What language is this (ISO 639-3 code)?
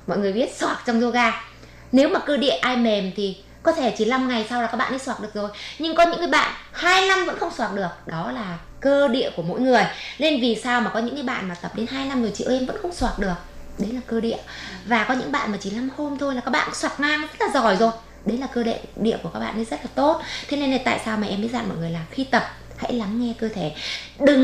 vie